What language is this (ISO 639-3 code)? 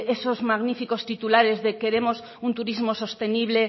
spa